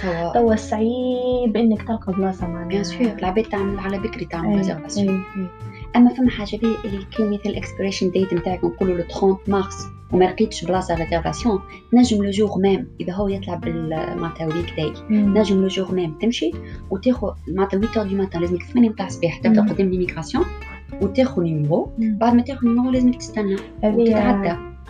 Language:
Arabic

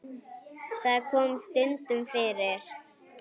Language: Icelandic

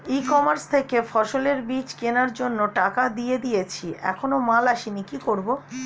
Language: Bangla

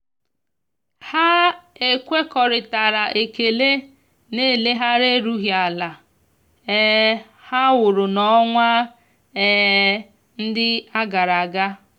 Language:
Igbo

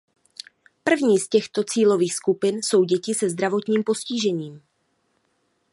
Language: Czech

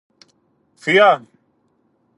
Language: Greek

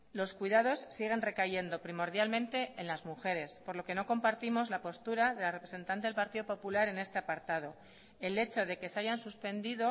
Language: Spanish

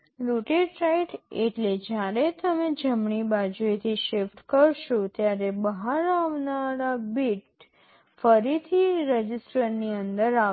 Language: Gujarati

